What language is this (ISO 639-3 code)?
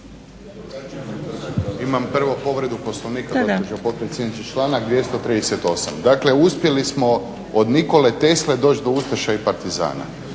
hrv